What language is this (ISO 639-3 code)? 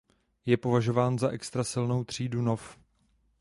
ces